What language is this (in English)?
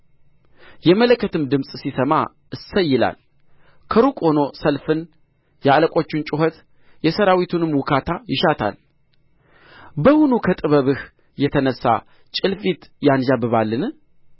Amharic